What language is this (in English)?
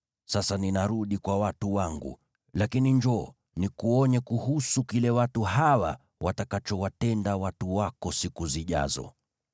Swahili